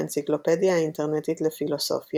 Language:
Hebrew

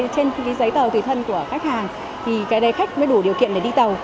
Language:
Vietnamese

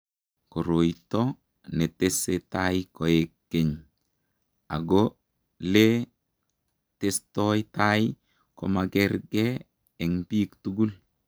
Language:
Kalenjin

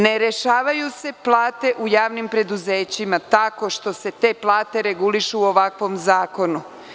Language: Serbian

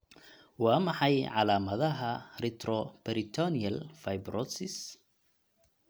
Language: Somali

